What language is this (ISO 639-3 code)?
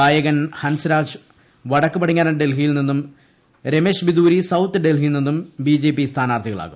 mal